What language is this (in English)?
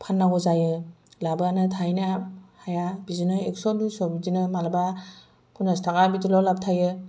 Bodo